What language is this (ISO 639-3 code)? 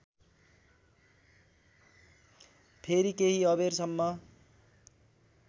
nep